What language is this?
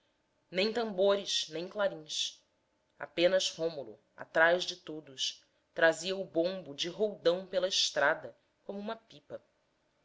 Portuguese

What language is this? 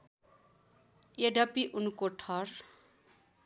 Nepali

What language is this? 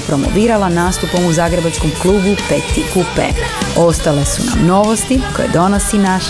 Croatian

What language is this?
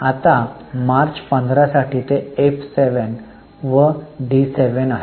Marathi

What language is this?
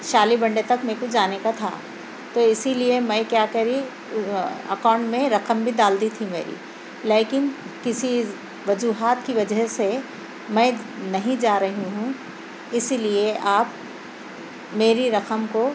Urdu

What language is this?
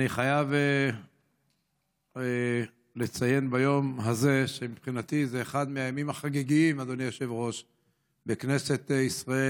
Hebrew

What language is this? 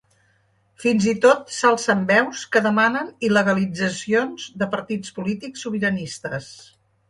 Catalan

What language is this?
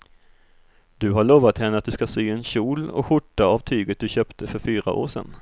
Swedish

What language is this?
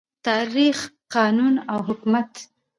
Pashto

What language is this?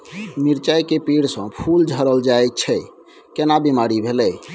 Maithili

